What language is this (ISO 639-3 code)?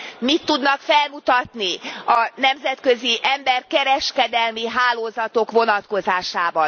hun